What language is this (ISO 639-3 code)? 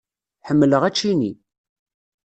kab